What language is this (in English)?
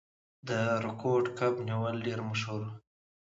Pashto